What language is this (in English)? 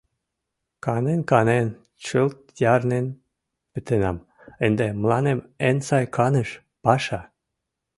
Mari